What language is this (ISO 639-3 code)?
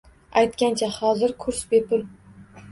uzb